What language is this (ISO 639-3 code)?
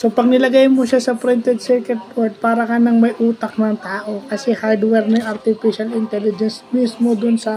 fil